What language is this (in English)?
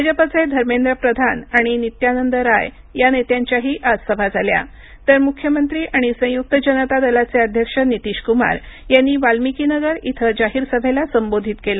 Marathi